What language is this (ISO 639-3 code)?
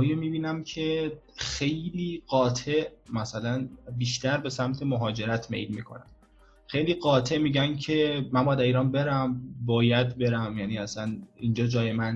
fas